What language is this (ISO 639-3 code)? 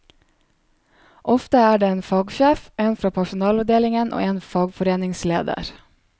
nor